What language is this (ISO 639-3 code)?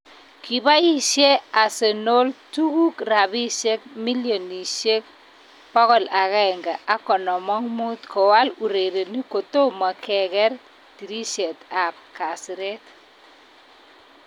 kln